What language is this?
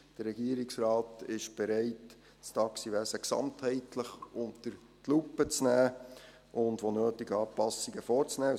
Swiss German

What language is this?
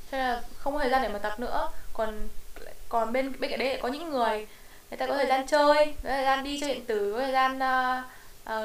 Vietnamese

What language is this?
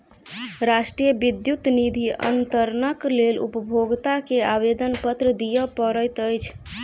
Maithili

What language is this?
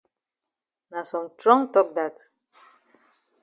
Cameroon Pidgin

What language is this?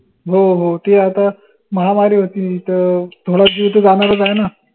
Marathi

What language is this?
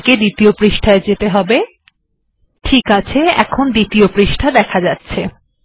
Bangla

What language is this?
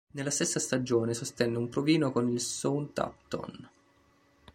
Italian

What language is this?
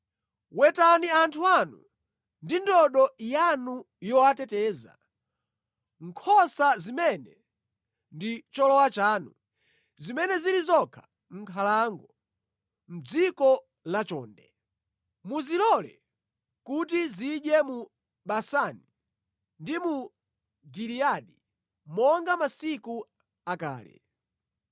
Nyanja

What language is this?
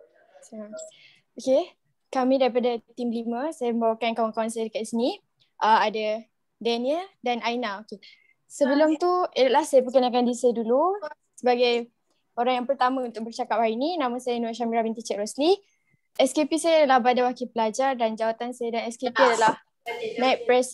Malay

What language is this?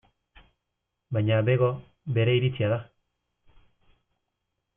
Basque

